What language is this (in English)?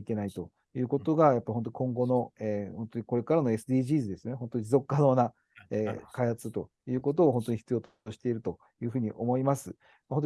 Japanese